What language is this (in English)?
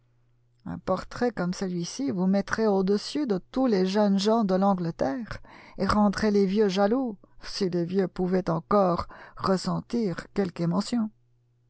French